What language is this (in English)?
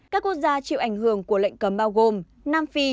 Vietnamese